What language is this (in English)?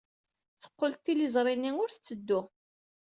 Kabyle